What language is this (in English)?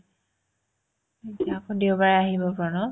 Assamese